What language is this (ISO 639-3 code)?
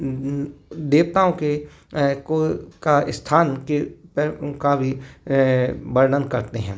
hin